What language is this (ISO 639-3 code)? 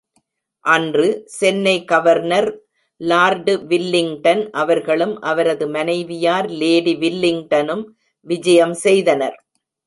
tam